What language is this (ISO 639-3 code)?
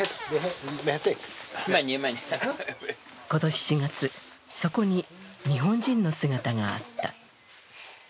jpn